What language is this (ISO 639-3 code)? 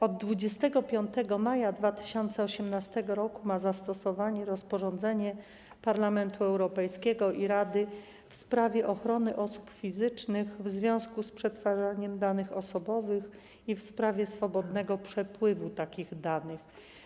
pol